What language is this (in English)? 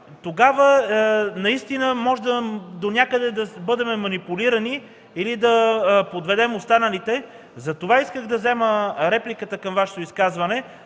Bulgarian